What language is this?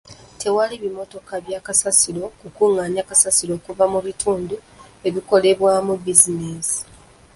Ganda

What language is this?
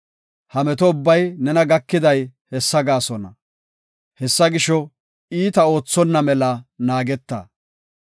Gofa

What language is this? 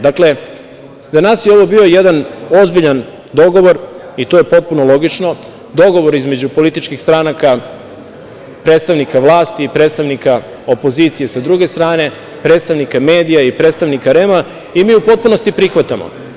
Serbian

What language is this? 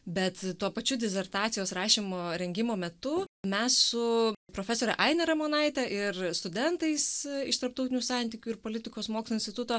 Lithuanian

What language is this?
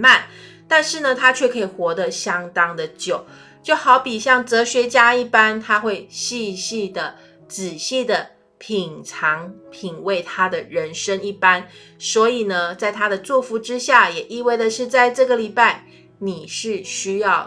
Chinese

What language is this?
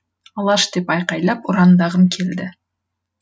Kazakh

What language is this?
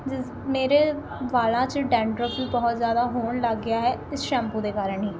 Punjabi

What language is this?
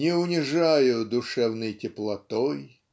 Russian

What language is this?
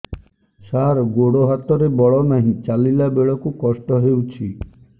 Odia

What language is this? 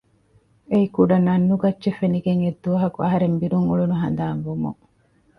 Divehi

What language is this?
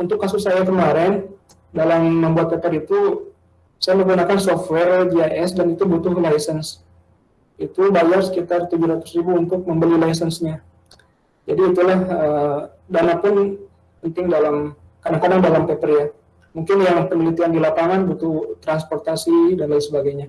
Indonesian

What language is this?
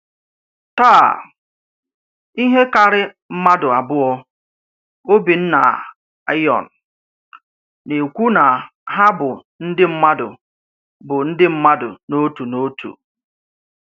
Igbo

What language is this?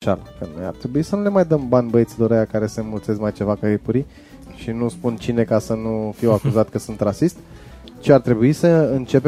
Romanian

